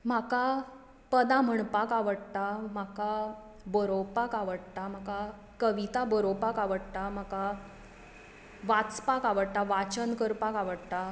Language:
Konkani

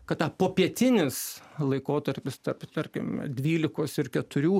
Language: Lithuanian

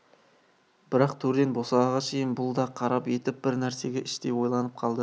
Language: Kazakh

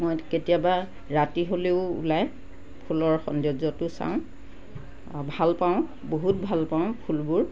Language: Assamese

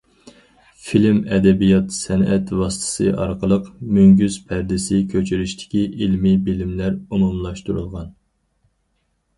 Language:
Uyghur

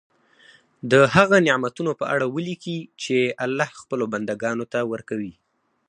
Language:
Pashto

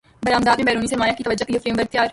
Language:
Urdu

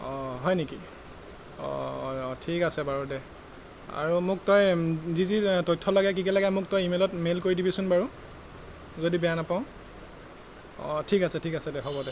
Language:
Assamese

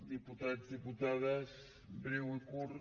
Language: Catalan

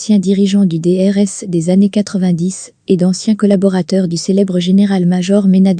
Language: French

